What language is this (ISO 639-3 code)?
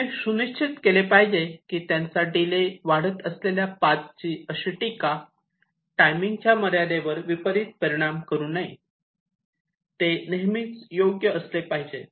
mar